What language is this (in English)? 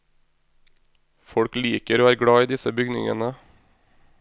Norwegian